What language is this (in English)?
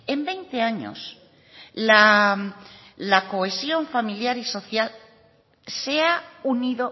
Spanish